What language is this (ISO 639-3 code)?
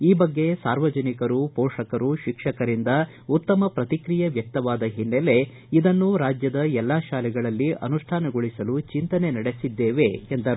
kan